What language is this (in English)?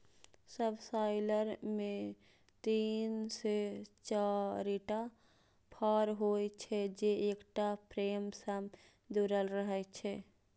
Maithili